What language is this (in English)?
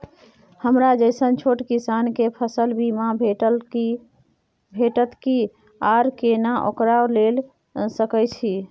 Maithili